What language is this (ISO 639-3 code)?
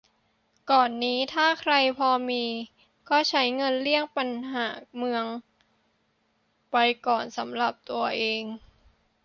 tha